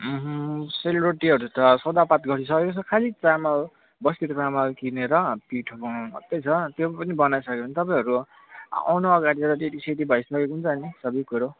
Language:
Nepali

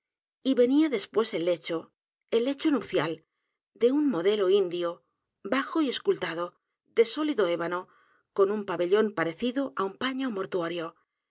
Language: Spanish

